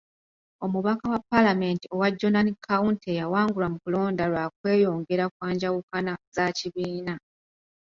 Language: Ganda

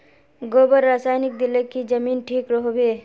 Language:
Magahi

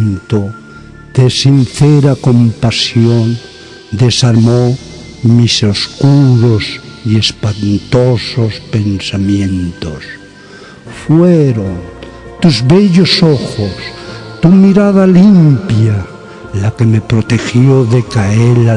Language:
Spanish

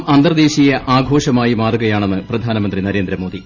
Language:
Malayalam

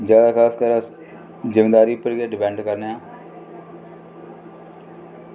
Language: Dogri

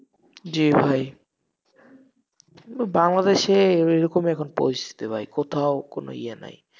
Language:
Bangla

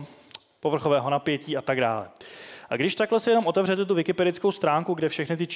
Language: Czech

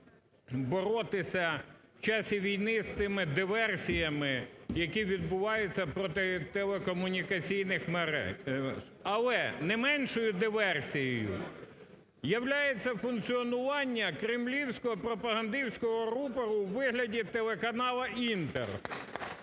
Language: Ukrainian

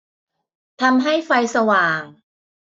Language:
Thai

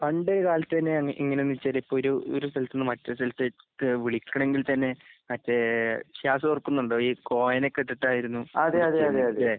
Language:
Malayalam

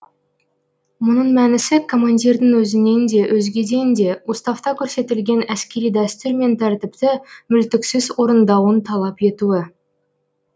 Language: Kazakh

